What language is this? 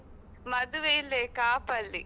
Kannada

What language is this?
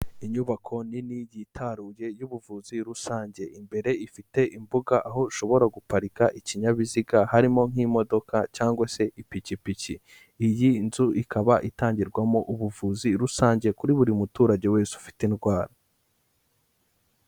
Kinyarwanda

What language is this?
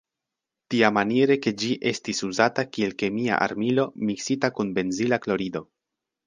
Esperanto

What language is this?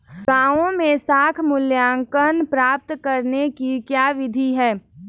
Hindi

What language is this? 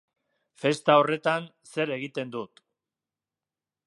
Basque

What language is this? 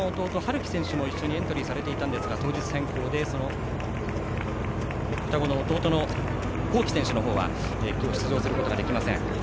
Japanese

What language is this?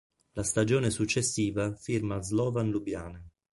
Italian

